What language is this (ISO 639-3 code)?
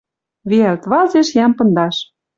mrj